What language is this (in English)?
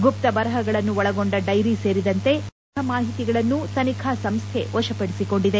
Kannada